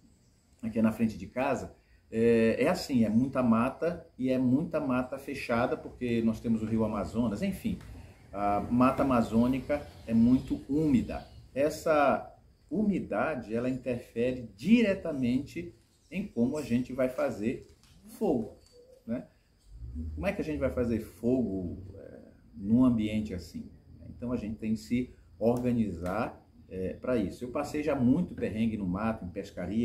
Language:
Portuguese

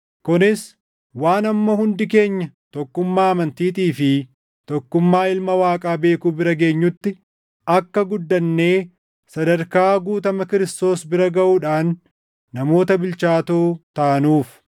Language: Oromo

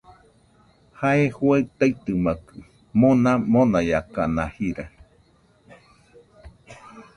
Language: Nüpode Huitoto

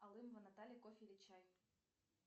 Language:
Russian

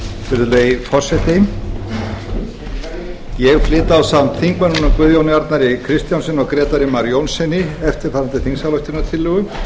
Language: Icelandic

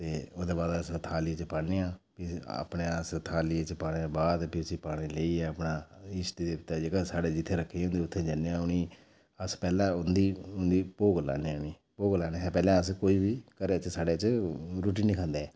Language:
Dogri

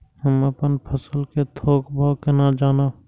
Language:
Maithili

